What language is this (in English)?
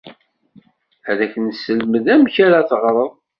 Kabyle